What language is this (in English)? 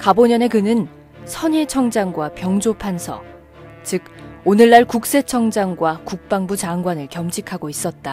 Korean